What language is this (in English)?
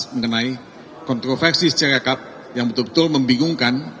Indonesian